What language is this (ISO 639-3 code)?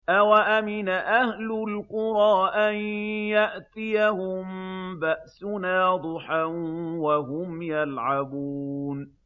ara